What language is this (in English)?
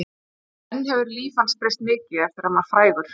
Icelandic